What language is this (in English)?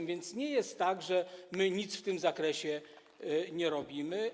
Polish